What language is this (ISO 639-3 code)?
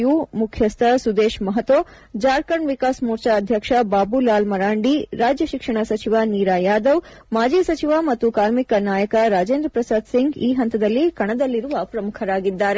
kan